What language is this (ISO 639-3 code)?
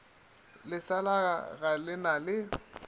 nso